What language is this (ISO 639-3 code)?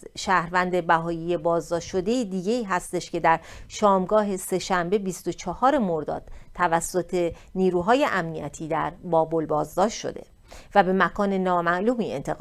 fas